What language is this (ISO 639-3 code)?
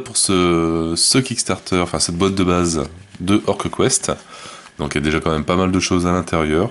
fra